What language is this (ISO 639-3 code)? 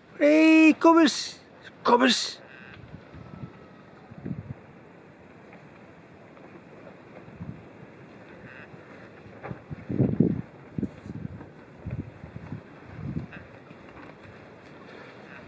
nld